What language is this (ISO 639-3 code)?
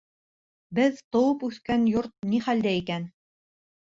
bak